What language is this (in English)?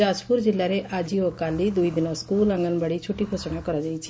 Odia